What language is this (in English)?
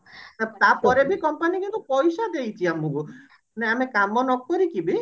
Odia